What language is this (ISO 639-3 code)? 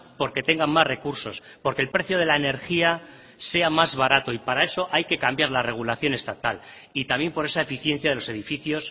spa